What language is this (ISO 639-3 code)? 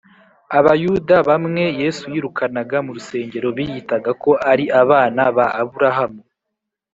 kin